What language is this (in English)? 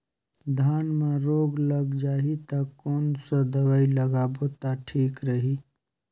Chhattisgarhi